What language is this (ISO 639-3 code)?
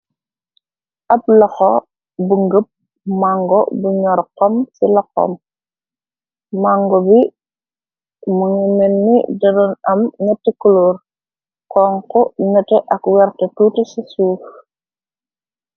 wol